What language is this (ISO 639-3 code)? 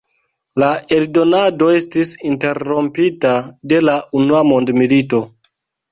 epo